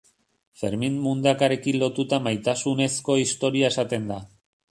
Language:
Basque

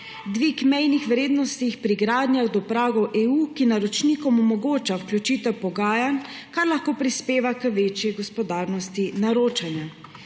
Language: Slovenian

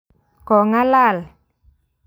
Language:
Kalenjin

